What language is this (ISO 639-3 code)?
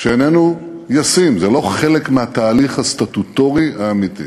heb